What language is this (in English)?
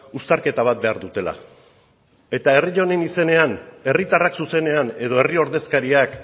Basque